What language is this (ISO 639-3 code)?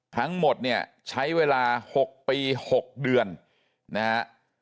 tha